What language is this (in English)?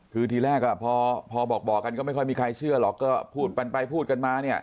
Thai